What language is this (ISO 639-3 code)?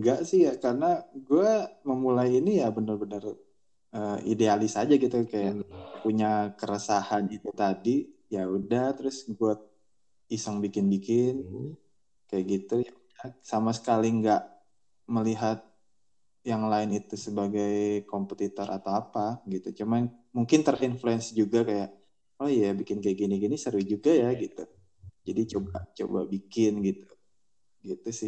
ind